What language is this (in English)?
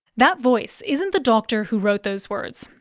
English